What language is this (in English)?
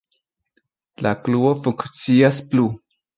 Esperanto